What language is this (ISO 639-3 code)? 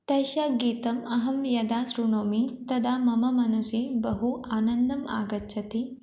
san